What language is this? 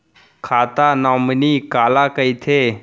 Chhattisgarhi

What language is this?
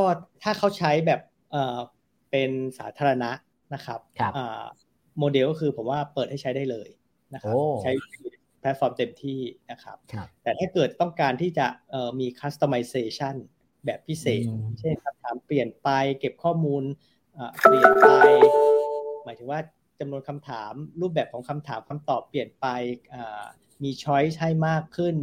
Thai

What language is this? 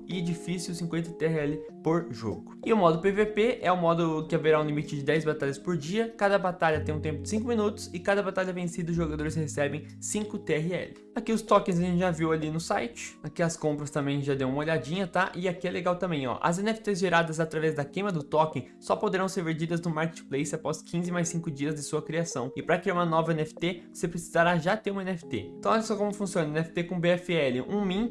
Portuguese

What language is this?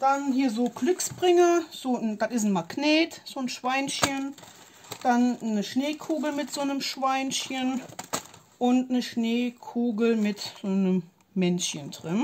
German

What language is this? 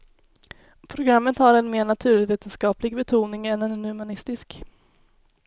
Swedish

